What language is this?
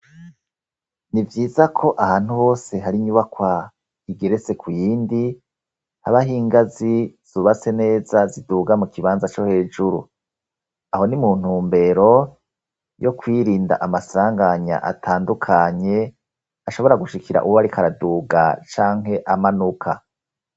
Rundi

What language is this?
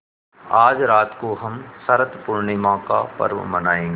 Hindi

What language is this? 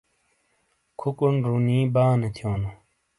Shina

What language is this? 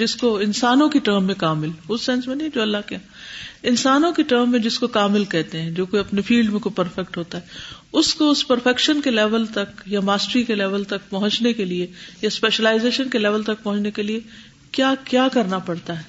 Urdu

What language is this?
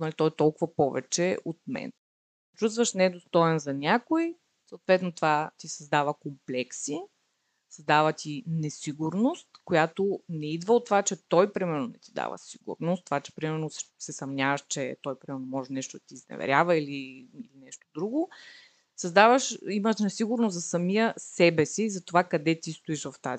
Bulgarian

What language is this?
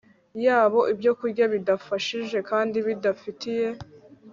Kinyarwanda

